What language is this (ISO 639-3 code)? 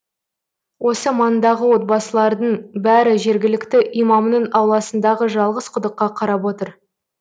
kaz